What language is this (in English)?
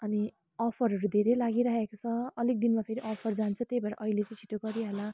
Nepali